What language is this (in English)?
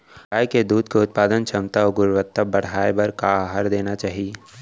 Chhattisgarhi